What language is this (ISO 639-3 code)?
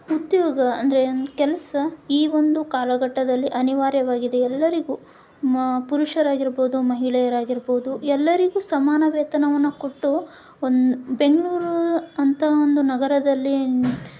kan